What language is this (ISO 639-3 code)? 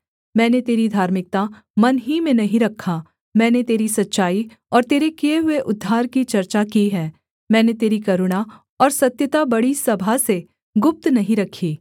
hin